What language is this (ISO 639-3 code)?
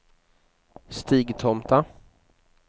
swe